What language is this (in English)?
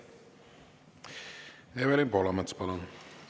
Estonian